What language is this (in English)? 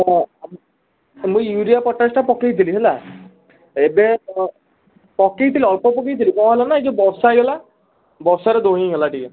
Odia